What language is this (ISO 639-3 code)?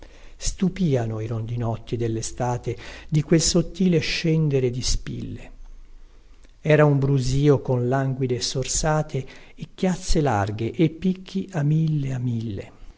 ita